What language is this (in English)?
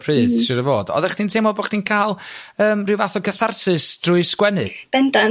Welsh